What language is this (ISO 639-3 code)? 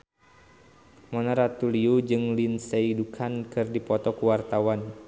sun